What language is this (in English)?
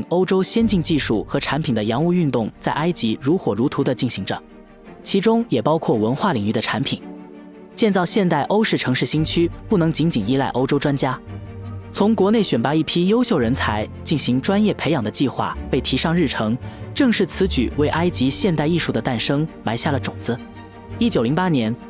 Chinese